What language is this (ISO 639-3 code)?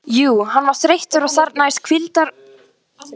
isl